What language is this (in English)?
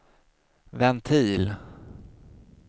Swedish